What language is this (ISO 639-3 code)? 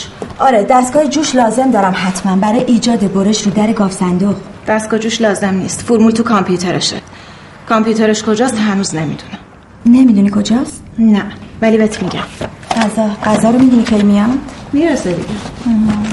fas